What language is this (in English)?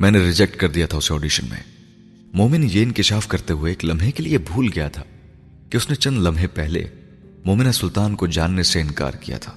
Urdu